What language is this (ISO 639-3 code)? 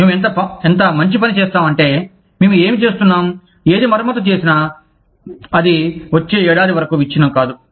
tel